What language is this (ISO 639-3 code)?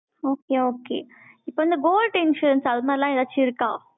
tam